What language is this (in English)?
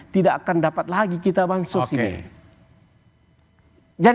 Indonesian